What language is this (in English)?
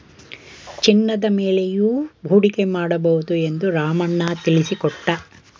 Kannada